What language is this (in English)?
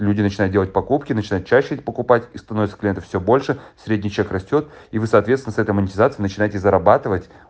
Russian